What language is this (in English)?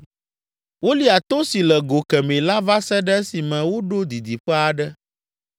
Ewe